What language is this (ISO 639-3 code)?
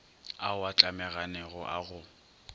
nso